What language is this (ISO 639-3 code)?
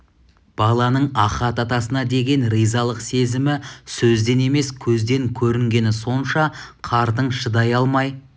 kaz